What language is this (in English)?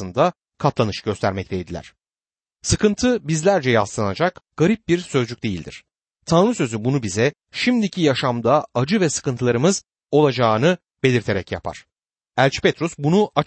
Turkish